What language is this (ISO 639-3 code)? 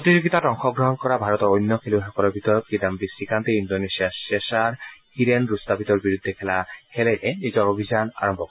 asm